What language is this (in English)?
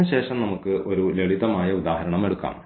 Malayalam